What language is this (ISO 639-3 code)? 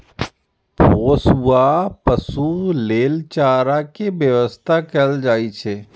mai